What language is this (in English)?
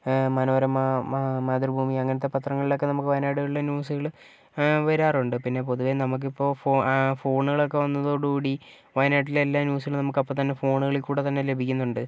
Malayalam